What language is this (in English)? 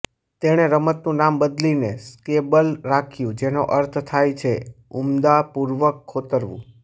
Gujarati